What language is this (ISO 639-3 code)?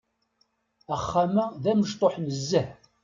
kab